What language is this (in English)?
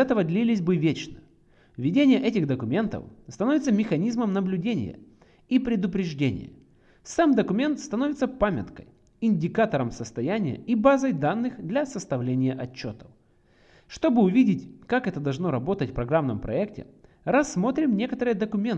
Russian